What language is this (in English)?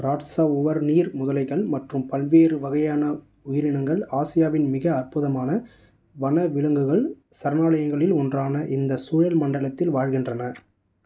Tamil